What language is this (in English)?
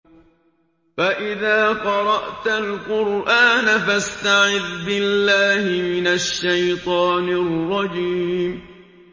Arabic